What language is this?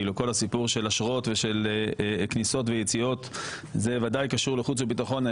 Hebrew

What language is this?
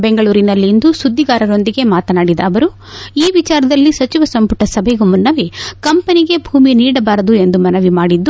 Kannada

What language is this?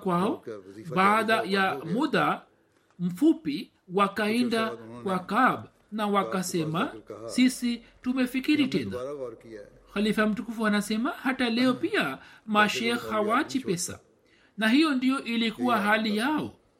Swahili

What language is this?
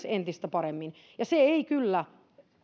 Finnish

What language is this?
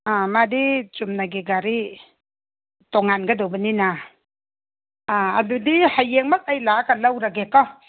Manipuri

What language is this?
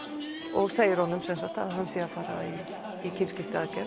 Icelandic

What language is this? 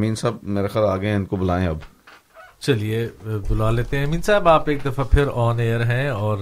Urdu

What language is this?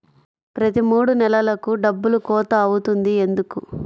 Telugu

